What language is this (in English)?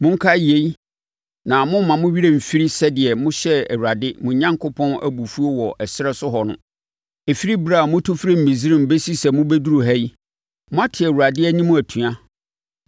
Akan